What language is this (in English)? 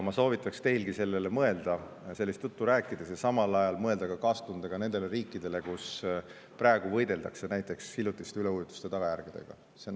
Estonian